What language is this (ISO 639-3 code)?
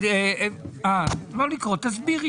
heb